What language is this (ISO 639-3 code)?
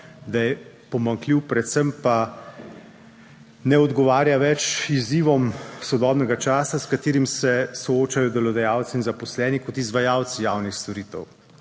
slv